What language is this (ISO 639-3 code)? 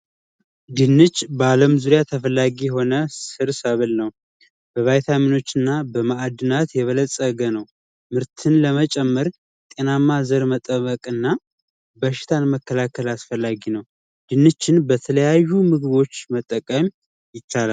amh